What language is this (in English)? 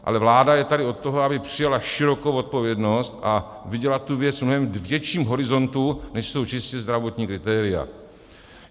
Czech